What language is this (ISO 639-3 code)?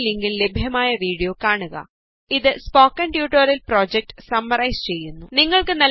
mal